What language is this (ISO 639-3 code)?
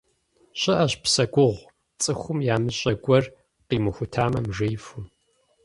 kbd